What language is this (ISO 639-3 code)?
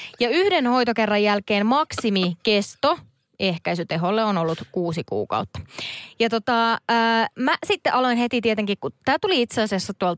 fin